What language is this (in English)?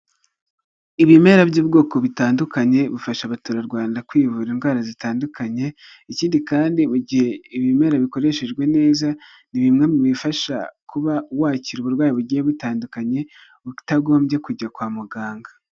Kinyarwanda